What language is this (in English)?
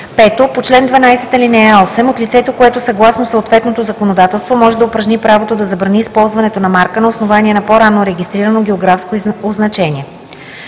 Bulgarian